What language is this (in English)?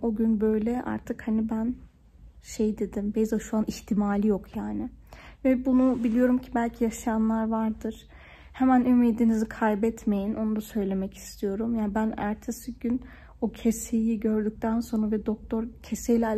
Turkish